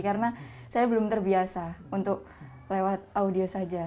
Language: Indonesian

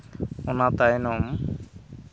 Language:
Santali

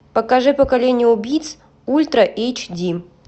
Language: Russian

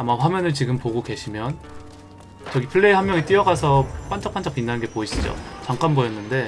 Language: Korean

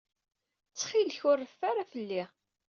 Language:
Kabyle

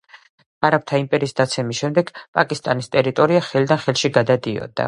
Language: Georgian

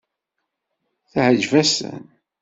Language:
Kabyle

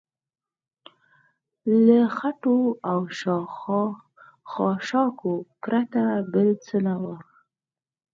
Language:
Pashto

